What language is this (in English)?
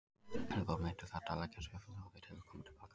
Icelandic